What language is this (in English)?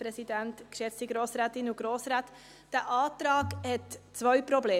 Swiss German